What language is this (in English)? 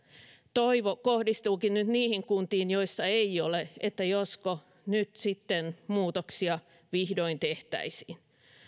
Finnish